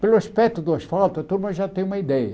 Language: Portuguese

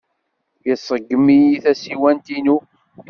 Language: Kabyle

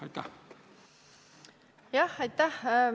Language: Estonian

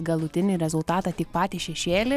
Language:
Lithuanian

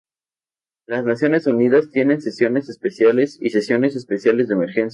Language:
Spanish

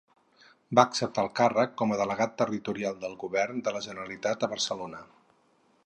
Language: Catalan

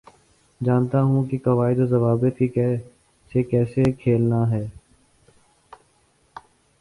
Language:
Urdu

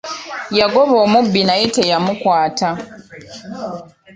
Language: Ganda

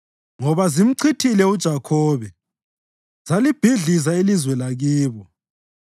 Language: North Ndebele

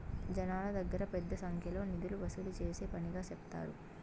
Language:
Telugu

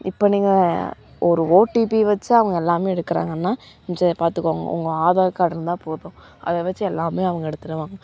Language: Tamil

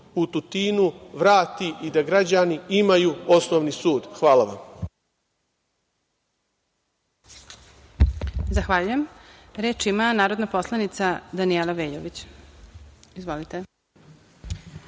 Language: Serbian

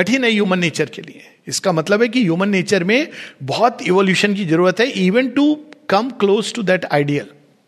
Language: Hindi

